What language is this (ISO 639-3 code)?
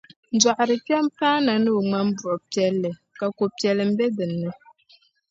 dag